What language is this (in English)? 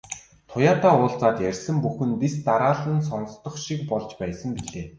Mongolian